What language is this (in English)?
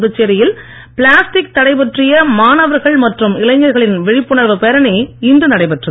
Tamil